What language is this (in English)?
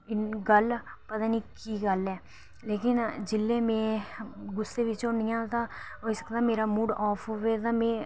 Dogri